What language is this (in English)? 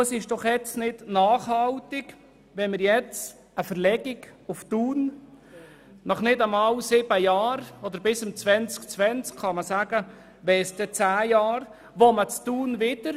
Swiss German